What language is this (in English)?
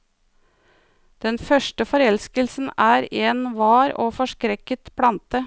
Norwegian